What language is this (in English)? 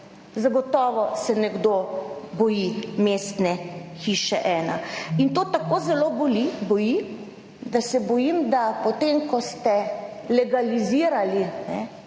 Slovenian